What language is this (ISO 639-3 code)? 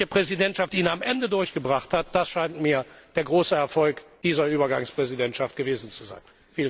deu